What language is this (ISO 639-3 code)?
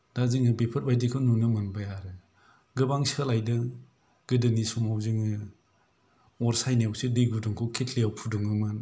brx